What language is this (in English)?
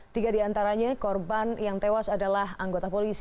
Indonesian